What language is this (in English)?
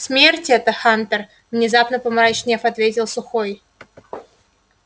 Russian